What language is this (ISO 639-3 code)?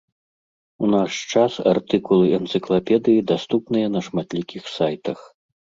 bel